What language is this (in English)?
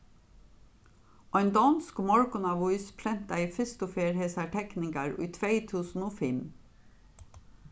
Faroese